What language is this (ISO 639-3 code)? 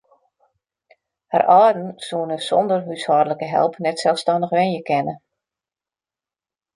fry